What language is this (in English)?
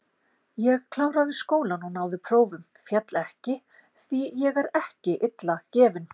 Icelandic